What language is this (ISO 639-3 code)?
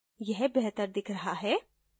hin